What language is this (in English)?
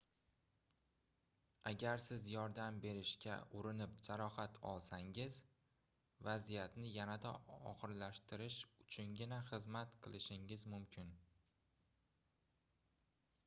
Uzbek